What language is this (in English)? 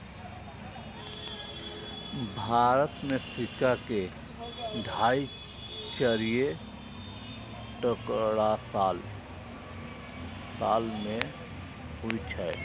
Maithili